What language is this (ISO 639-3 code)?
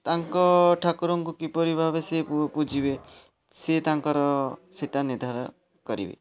ori